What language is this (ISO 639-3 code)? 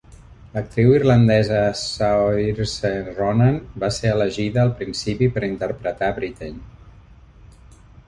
cat